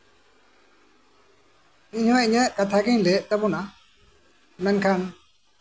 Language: Santali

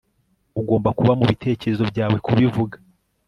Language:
Kinyarwanda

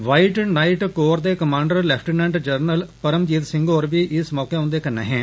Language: Dogri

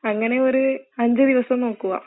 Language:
Malayalam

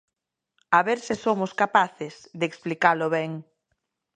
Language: Galician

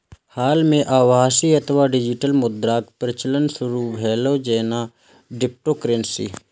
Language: Maithili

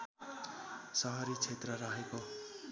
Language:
Nepali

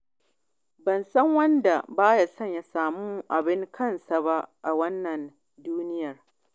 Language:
Hausa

